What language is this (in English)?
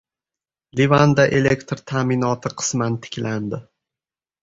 Uzbek